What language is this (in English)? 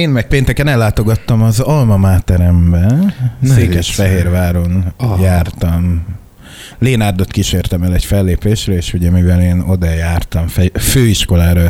Hungarian